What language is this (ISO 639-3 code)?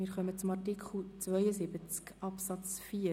gsw